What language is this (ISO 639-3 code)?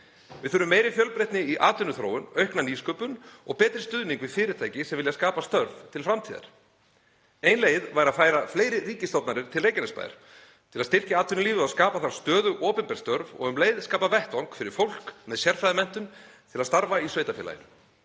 isl